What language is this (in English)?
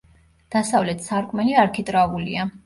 Georgian